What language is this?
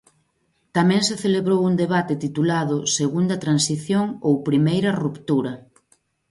Galician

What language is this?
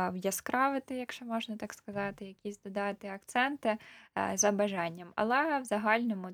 Ukrainian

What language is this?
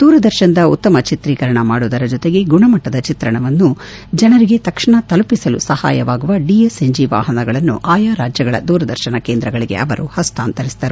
Kannada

